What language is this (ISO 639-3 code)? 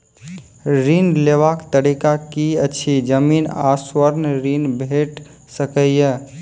mai